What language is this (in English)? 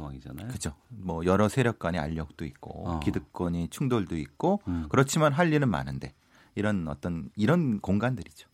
Korean